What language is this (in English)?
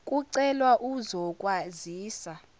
Zulu